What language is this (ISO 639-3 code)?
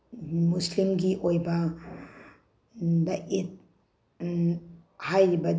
mni